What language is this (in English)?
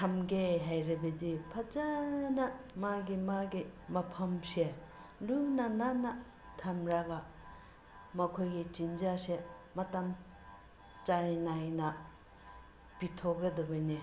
Manipuri